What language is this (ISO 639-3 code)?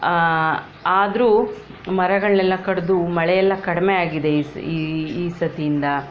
kan